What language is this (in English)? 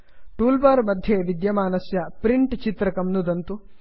Sanskrit